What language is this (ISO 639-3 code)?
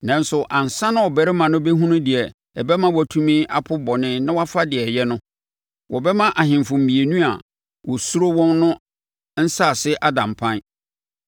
aka